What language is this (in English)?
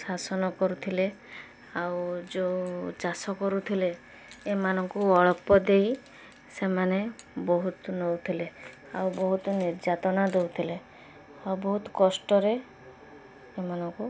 Odia